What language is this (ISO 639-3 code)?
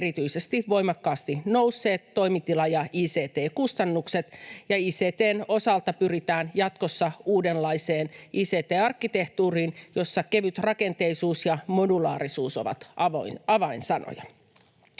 fin